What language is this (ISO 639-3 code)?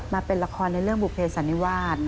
tha